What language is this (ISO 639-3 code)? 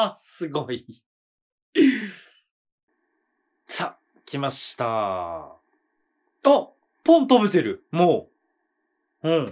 jpn